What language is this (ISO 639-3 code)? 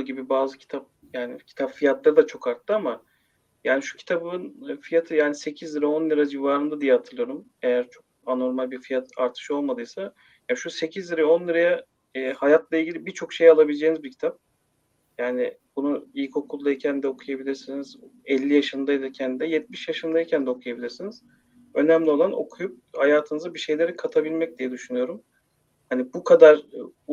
tur